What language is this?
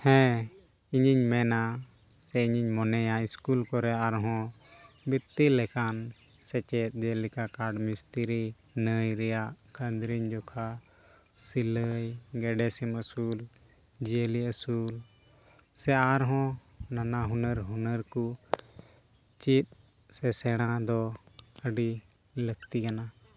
Santali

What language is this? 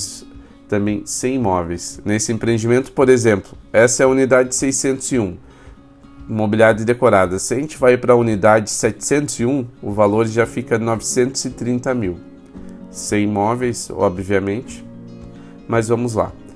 Portuguese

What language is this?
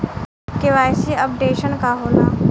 Bhojpuri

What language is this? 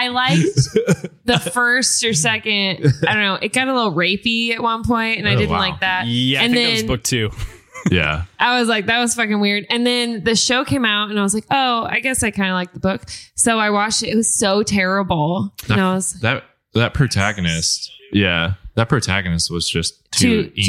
English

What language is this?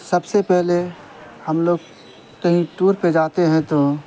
Urdu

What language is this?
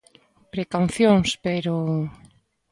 Galician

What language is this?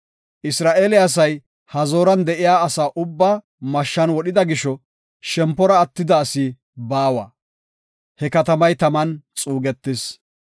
Gofa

